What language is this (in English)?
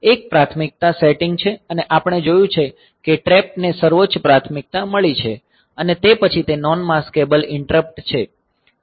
Gujarati